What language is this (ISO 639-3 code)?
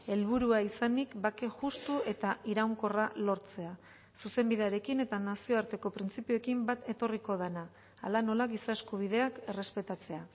eus